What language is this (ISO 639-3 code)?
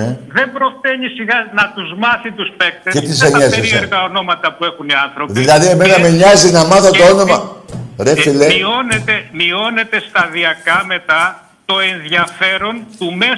ell